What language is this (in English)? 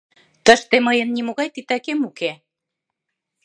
Mari